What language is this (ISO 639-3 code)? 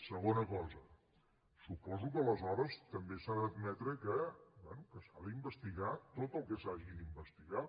cat